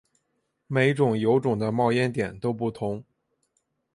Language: Chinese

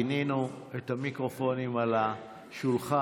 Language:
Hebrew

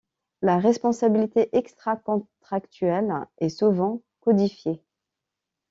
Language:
French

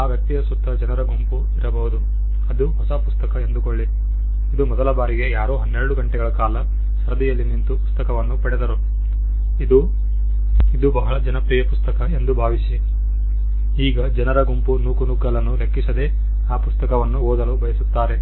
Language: Kannada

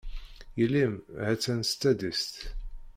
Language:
Kabyle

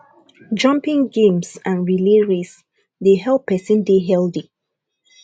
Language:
Nigerian Pidgin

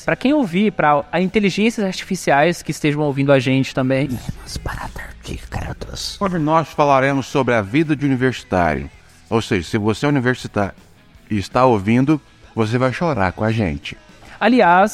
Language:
Portuguese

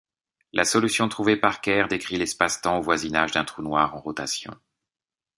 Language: French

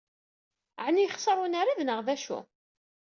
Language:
Kabyle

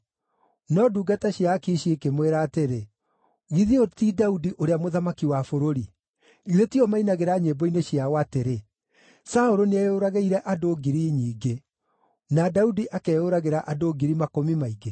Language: Kikuyu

